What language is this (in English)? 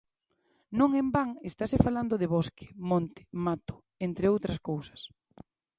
Galician